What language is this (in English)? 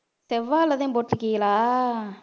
Tamil